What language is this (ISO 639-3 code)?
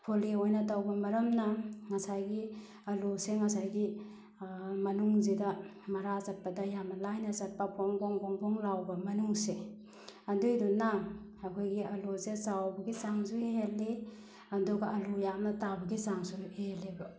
mni